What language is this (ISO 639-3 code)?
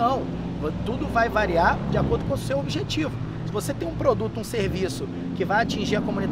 por